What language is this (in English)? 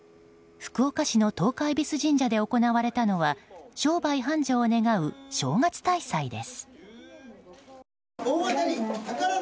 Japanese